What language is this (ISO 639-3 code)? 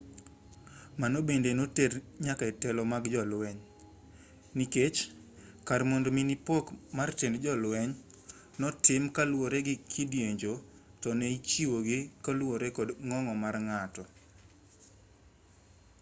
luo